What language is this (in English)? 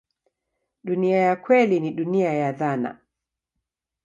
Swahili